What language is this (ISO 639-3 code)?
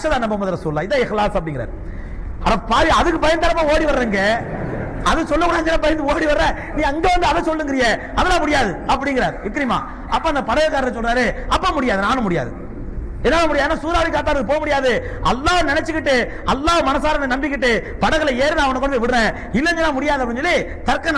ara